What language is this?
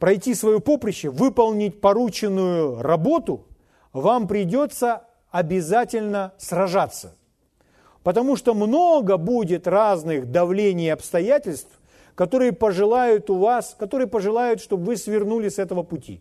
Russian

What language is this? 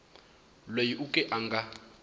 Tsonga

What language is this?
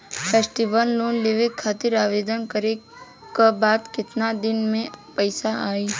Bhojpuri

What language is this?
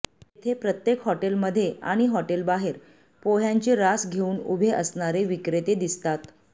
Marathi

